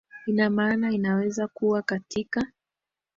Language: Swahili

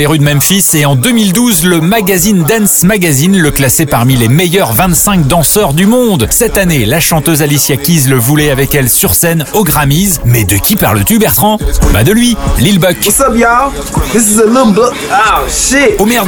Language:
French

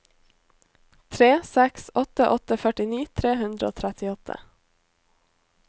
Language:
Norwegian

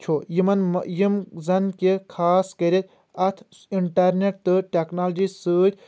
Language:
Kashmiri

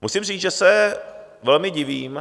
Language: Czech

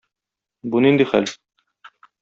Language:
Tatar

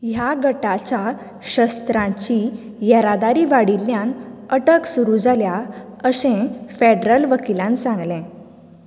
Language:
Konkani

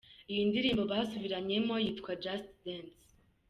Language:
Kinyarwanda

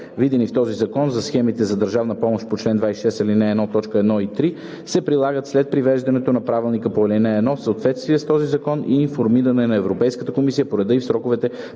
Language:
Bulgarian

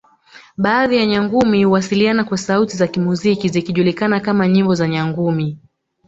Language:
Swahili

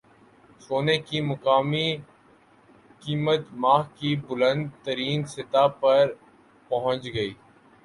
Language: Urdu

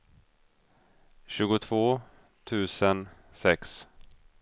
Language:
Swedish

